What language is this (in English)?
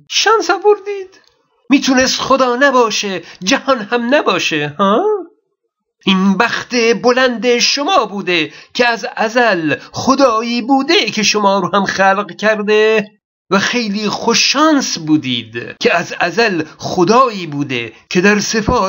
Persian